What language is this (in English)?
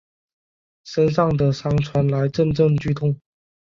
Chinese